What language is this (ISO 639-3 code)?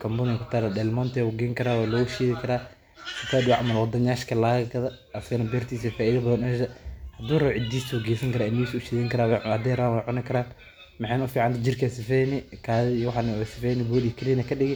som